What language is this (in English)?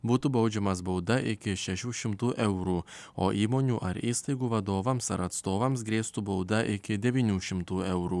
Lithuanian